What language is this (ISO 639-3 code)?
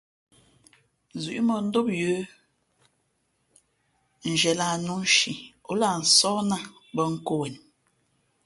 fmp